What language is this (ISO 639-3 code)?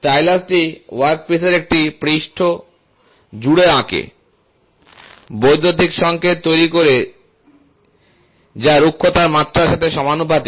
ben